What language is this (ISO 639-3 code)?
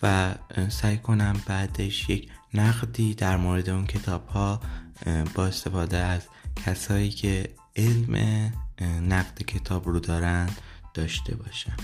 fas